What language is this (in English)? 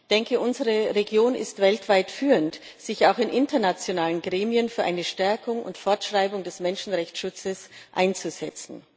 German